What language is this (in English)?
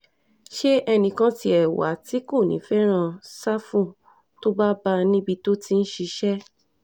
Yoruba